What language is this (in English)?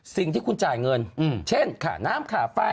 Thai